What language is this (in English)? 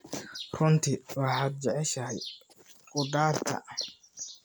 Somali